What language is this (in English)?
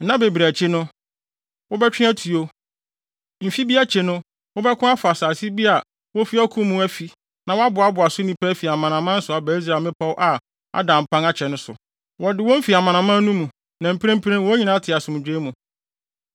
Akan